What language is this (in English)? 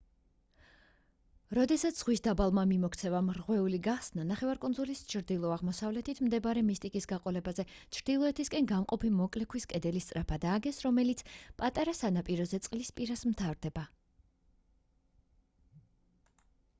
Georgian